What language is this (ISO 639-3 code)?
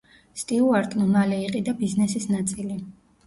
kat